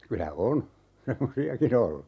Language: Finnish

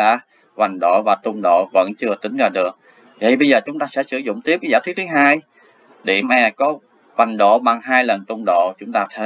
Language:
Vietnamese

